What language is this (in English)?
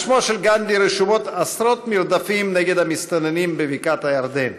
Hebrew